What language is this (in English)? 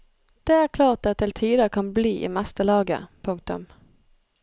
Norwegian